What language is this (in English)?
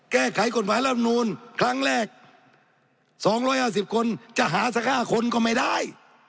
Thai